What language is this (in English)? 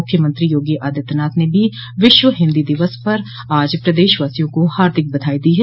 Hindi